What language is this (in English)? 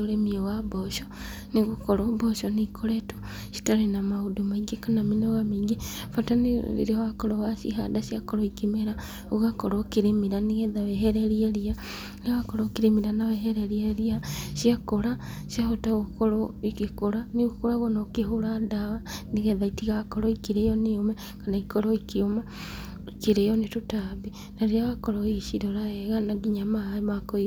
Kikuyu